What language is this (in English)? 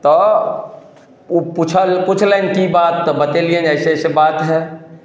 Maithili